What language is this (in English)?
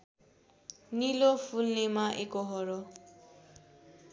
Nepali